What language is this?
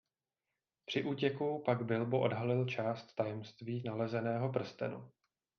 Czech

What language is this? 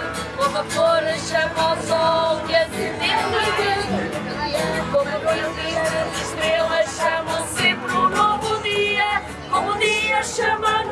Portuguese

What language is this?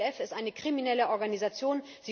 German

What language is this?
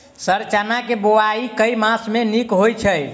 Maithili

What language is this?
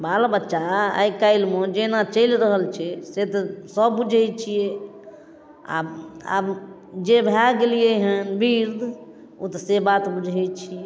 Maithili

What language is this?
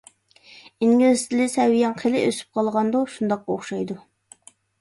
Uyghur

